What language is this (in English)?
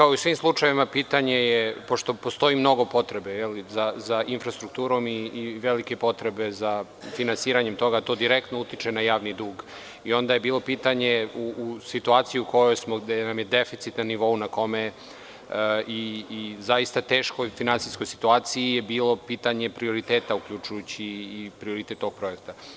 Serbian